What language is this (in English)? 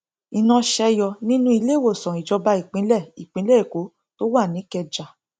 Yoruba